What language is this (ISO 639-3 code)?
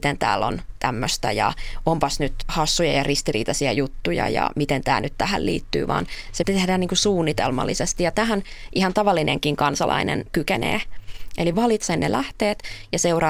fin